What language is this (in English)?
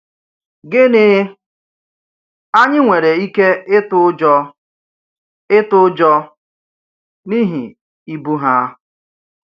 Igbo